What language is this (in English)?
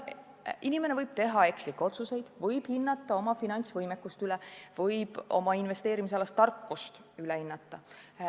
Estonian